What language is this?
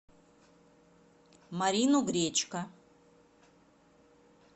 Russian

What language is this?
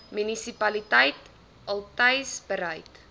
Afrikaans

